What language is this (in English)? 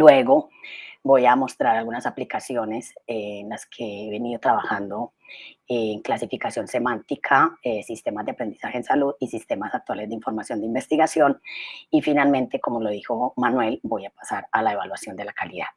Spanish